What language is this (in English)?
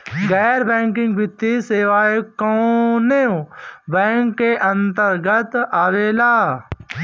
Bhojpuri